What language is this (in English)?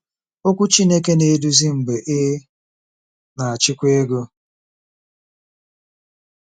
Igbo